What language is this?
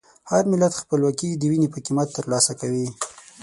Pashto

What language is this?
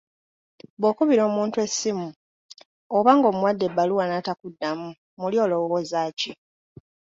Ganda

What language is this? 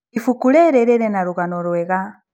Kikuyu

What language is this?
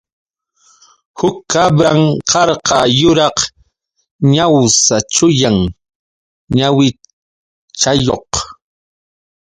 Yauyos Quechua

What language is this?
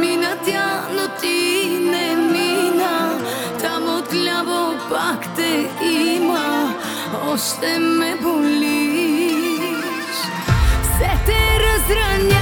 Bulgarian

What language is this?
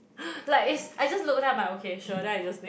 English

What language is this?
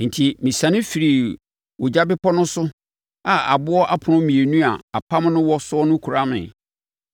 Akan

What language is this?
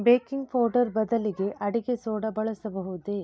Kannada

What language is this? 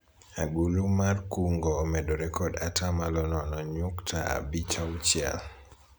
Luo (Kenya and Tanzania)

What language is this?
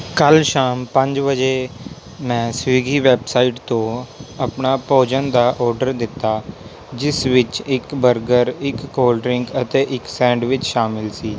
Punjabi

